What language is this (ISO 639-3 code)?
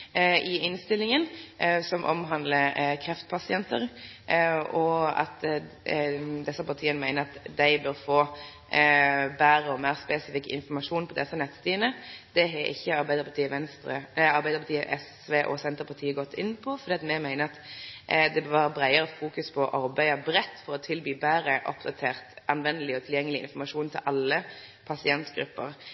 nno